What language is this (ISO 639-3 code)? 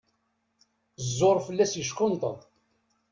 kab